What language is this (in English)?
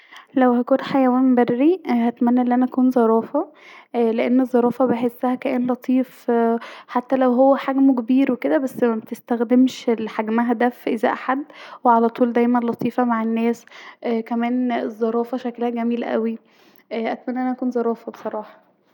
Egyptian Arabic